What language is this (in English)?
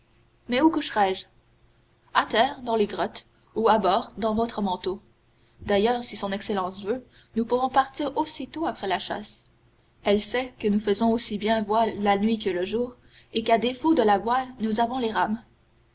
French